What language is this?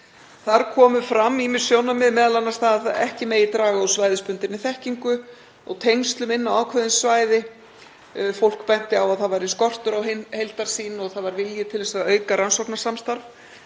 Icelandic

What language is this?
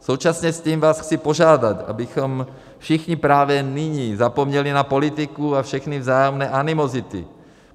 Czech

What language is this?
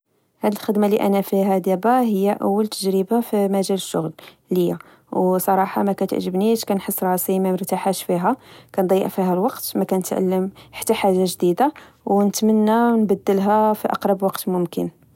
Moroccan Arabic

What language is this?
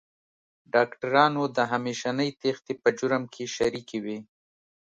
Pashto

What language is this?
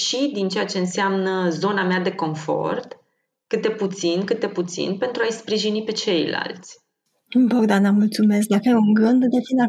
Romanian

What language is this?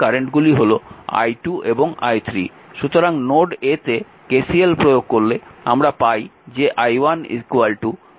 Bangla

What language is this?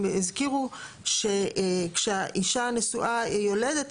Hebrew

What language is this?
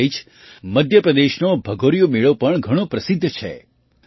Gujarati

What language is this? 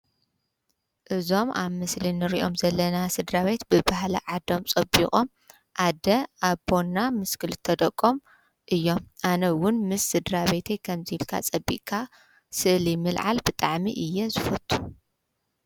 Tigrinya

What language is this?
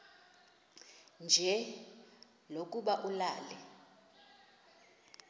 Xhosa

